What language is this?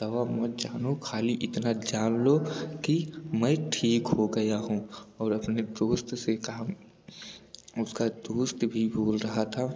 Hindi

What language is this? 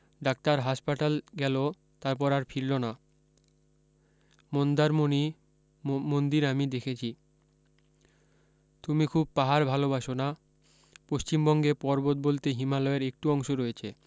Bangla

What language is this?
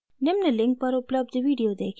Hindi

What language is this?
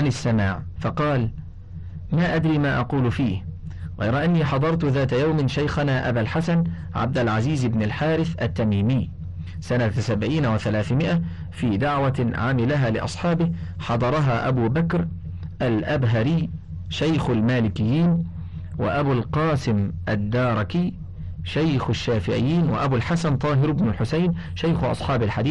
Arabic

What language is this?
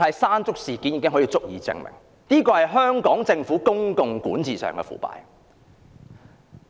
Cantonese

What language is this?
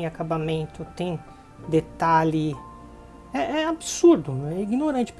Portuguese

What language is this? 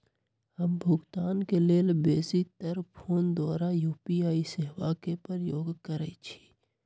Magahi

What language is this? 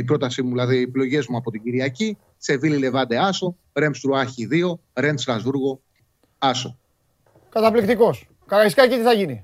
Greek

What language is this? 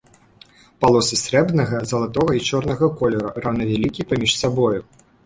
Belarusian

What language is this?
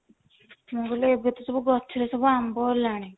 Odia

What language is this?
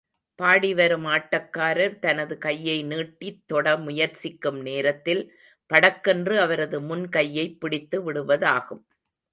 Tamil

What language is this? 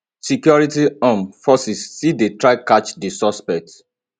Nigerian Pidgin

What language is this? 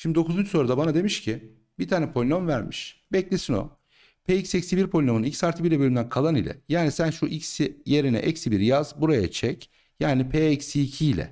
Turkish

